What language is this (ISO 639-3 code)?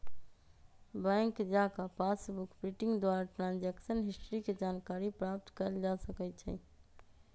mag